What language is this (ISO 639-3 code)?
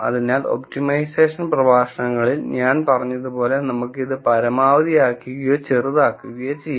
mal